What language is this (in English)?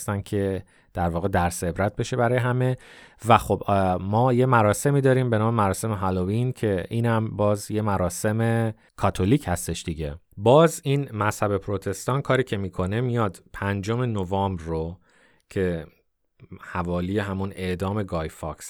Persian